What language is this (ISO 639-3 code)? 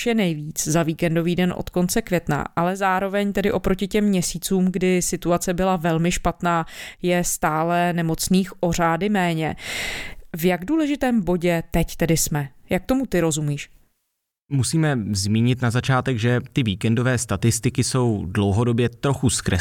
ces